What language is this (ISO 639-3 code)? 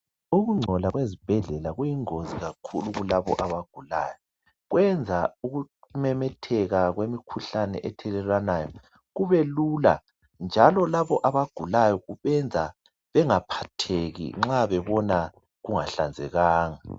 nde